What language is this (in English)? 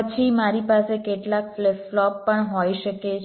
Gujarati